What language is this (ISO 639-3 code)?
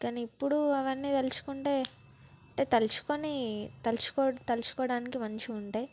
tel